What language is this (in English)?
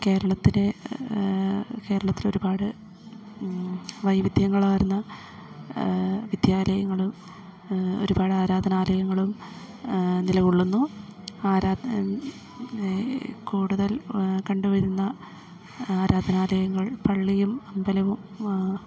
Malayalam